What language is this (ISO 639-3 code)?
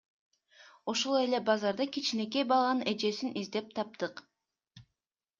kir